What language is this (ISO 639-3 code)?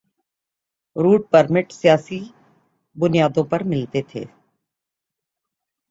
urd